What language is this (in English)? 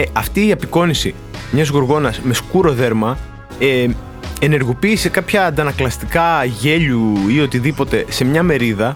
Greek